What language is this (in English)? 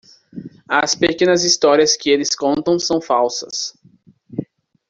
Portuguese